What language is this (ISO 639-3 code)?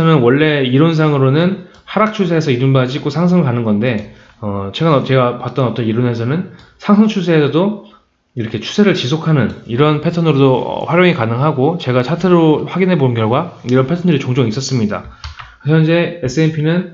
kor